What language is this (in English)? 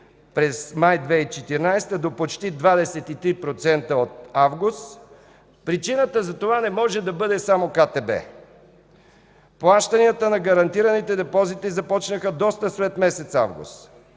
Bulgarian